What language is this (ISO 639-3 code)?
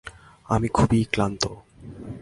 ben